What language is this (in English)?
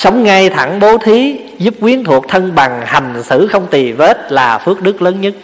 Vietnamese